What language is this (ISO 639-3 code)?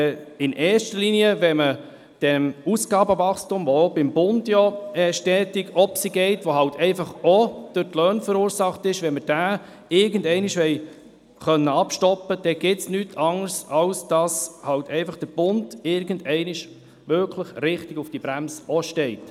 gsw